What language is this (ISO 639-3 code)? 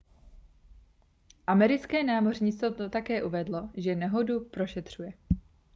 ces